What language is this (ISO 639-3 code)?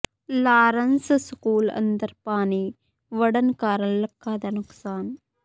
pan